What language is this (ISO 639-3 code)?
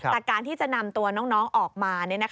tha